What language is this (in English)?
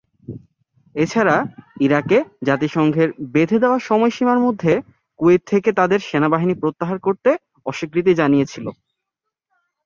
Bangla